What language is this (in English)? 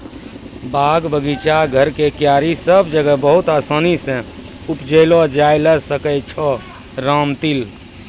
Maithili